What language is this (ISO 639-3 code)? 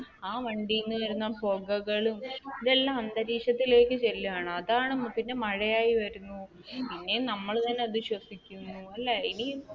mal